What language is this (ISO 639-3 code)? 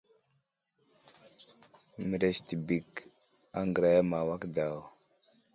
udl